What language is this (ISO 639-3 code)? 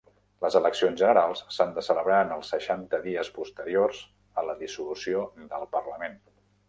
cat